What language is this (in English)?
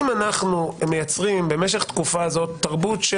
Hebrew